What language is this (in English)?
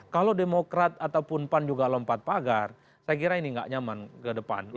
Indonesian